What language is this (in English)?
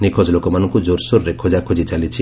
Odia